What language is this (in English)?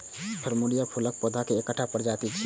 Maithili